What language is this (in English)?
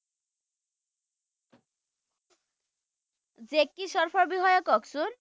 Assamese